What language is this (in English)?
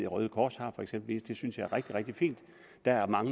Danish